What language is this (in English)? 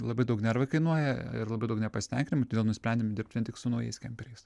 Lithuanian